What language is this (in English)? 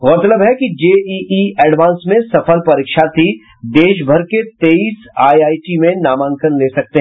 Hindi